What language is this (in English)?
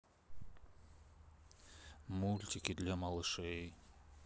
Russian